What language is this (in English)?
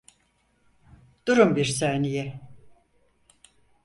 Turkish